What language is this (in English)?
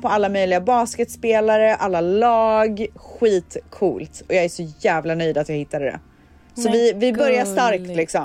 Swedish